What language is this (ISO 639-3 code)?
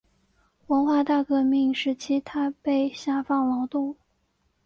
zho